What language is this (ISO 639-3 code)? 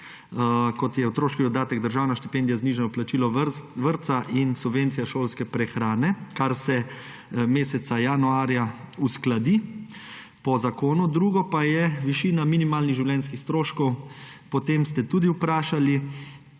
slv